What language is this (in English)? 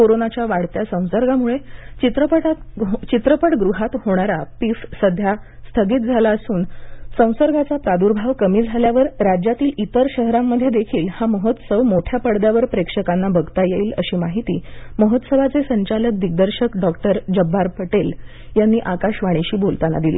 Marathi